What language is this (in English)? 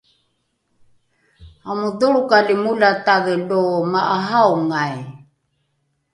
Rukai